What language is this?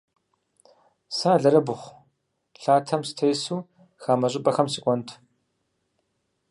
Kabardian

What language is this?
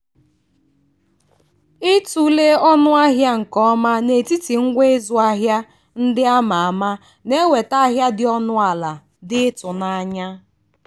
Igbo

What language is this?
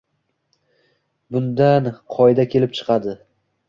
Uzbek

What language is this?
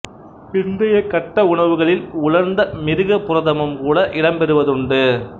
Tamil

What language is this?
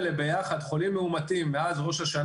Hebrew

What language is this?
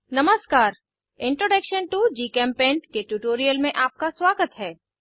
Hindi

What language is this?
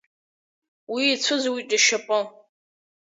Abkhazian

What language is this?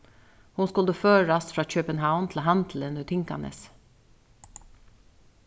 Faroese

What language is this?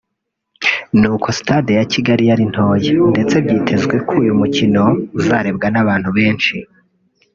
Kinyarwanda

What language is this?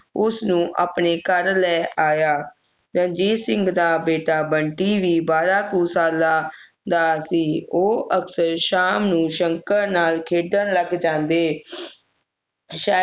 Punjabi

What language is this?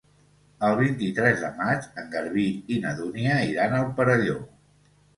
Catalan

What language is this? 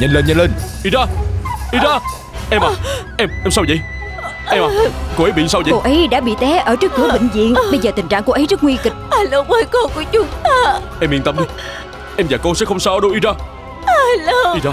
Vietnamese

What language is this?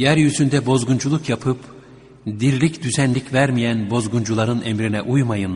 Turkish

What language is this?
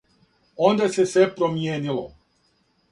Serbian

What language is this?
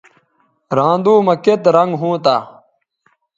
Bateri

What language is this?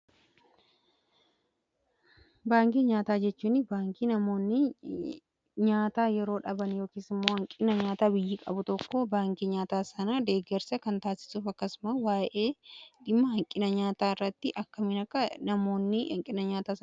Oromo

